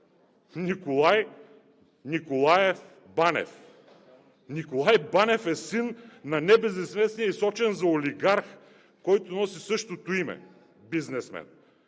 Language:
Bulgarian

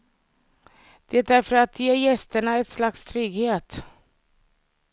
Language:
Swedish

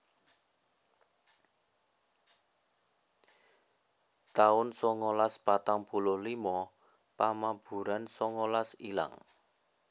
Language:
Javanese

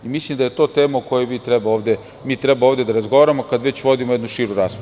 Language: Serbian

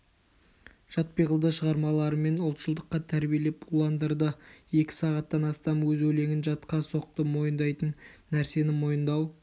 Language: Kazakh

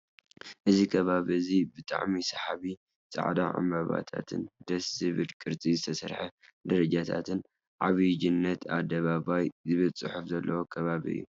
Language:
Tigrinya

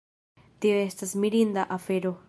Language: Esperanto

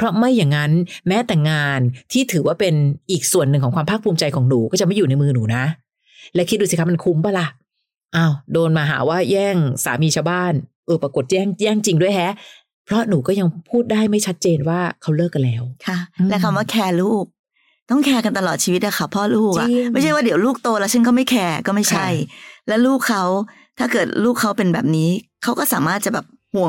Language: Thai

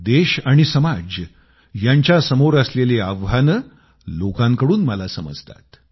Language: Marathi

